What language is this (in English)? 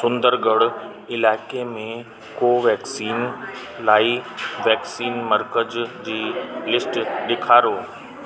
Sindhi